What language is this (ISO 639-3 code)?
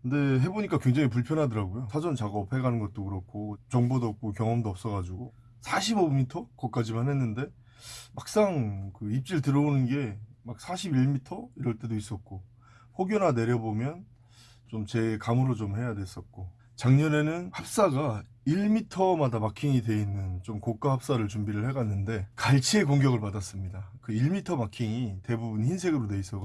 kor